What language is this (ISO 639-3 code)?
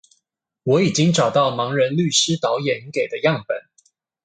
zho